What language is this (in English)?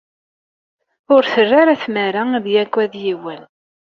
Kabyle